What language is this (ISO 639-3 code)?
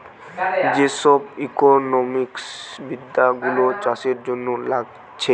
ben